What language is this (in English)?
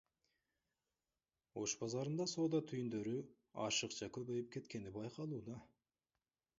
Kyrgyz